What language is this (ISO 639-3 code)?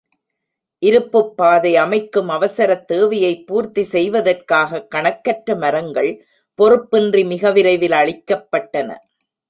tam